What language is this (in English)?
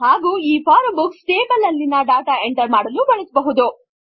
Kannada